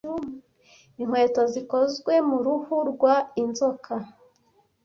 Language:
Kinyarwanda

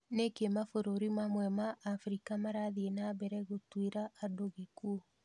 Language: Kikuyu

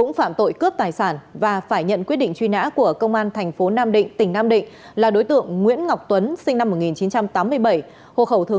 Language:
Vietnamese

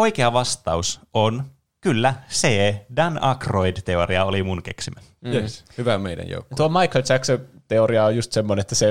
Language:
Finnish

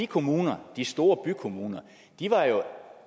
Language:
Danish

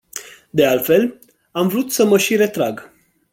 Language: Romanian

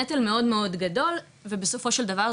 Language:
Hebrew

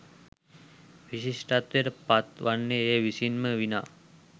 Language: Sinhala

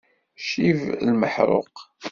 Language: Kabyle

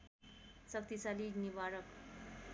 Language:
Nepali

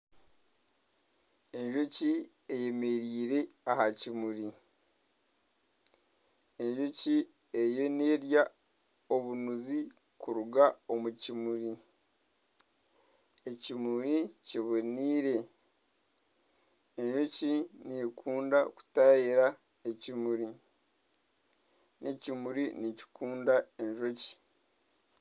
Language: Nyankole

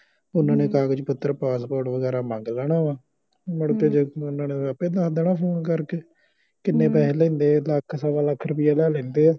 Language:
Punjabi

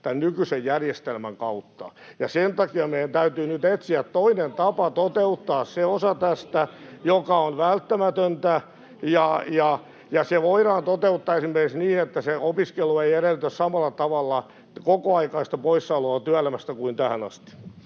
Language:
Finnish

